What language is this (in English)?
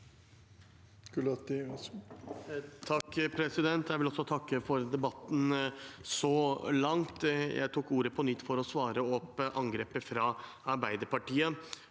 Norwegian